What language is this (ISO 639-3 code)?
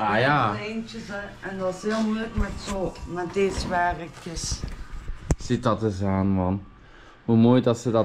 nld